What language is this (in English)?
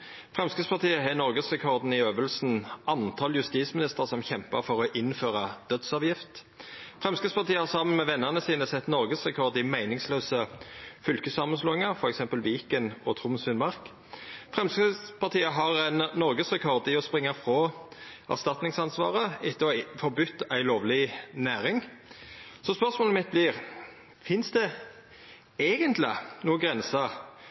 Norwegian Nynorsk